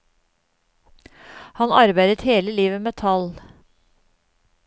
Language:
Norwegian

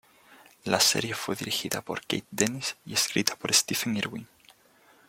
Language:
Spanish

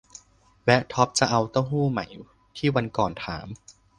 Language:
Thai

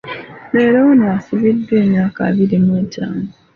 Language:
Ganda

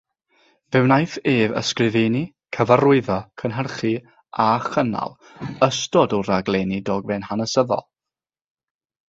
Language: Welsh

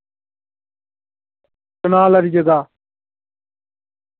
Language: Dogri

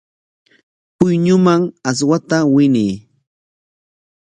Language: Corongo Ancash Quechua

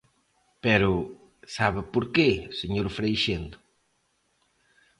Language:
Galician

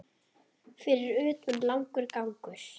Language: Icelandic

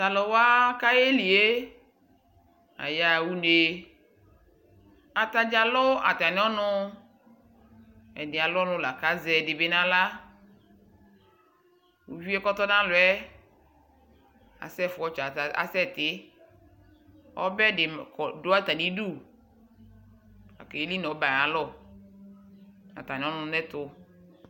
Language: Ikposo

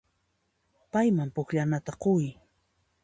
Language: Puno Quechua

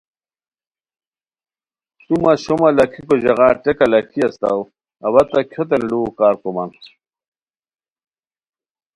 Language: Khowar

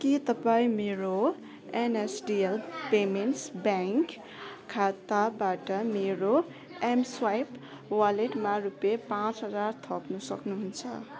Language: Nepali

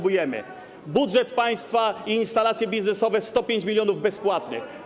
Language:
Polish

